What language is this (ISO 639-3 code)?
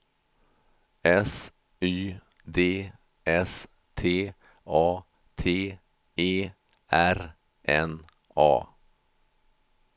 swe